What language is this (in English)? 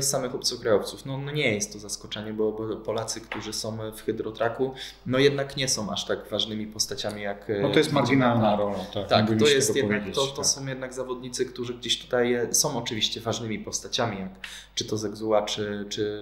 Polish